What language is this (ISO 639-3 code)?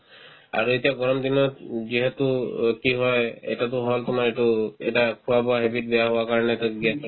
asm